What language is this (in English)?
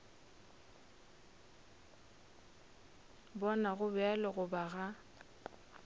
Northern Sotho